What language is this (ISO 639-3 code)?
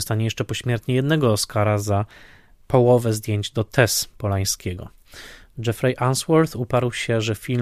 pol